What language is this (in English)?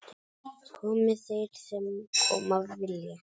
Icelandic